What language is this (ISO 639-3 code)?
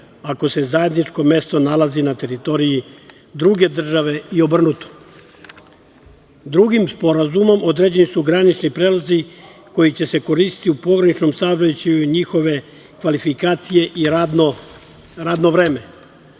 srp